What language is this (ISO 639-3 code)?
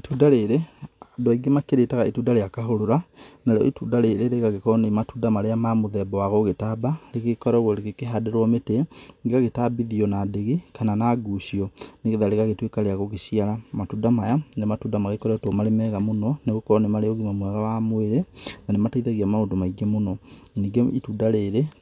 kik